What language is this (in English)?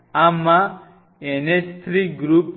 Gujarati